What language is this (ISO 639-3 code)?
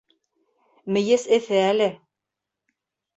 bak